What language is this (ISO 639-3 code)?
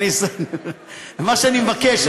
heb